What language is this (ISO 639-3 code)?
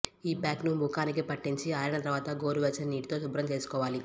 tel